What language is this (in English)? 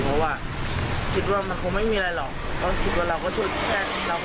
Thai